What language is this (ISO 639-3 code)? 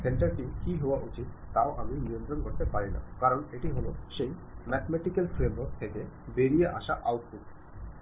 ben